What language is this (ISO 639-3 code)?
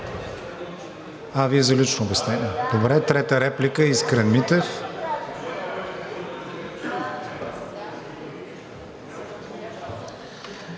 bul